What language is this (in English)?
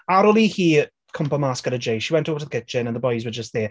Welsh